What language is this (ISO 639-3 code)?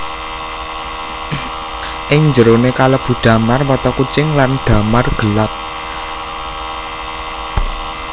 jav